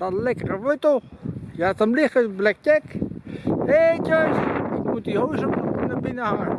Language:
Dutch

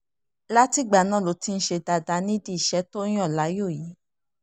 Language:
Yoruba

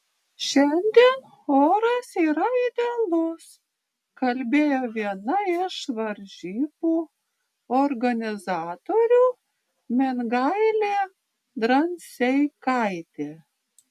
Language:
Lithuanian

